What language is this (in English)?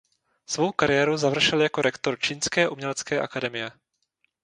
Czech